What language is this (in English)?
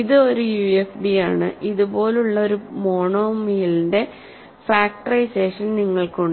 Malayalam